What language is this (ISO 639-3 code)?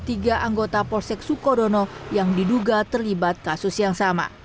ind